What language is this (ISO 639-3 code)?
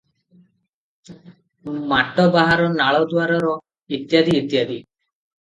ori